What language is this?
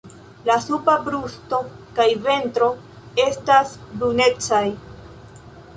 Esperanto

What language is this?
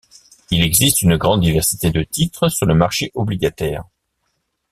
French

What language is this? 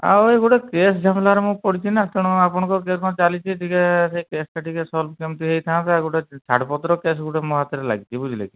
Odia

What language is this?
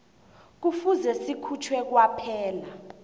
South Ndebele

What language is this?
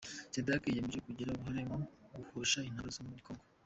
Kinyarwanda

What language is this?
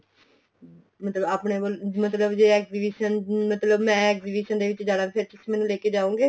Punjabi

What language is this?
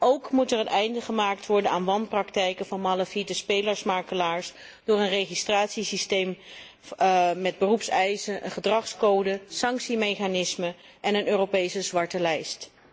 Dutch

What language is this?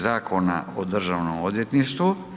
Croatian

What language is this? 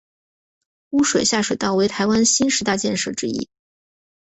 Chinese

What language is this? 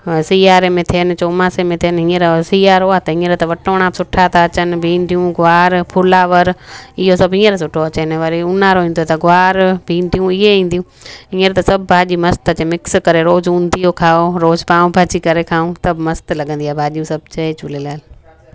Sindhi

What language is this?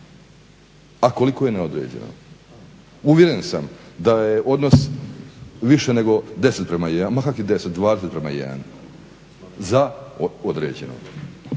Croatian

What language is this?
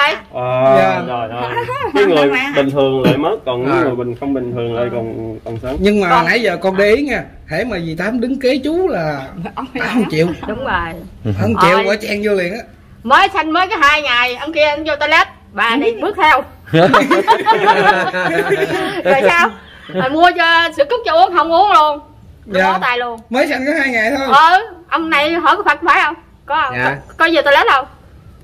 Vietnamese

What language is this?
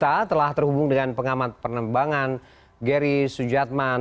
Indonesian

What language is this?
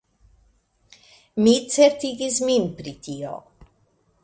Esperanto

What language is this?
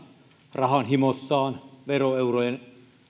Finnish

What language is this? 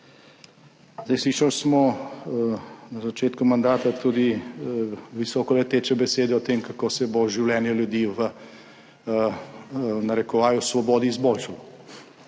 Slovenian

